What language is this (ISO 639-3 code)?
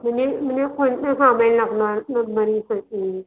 mar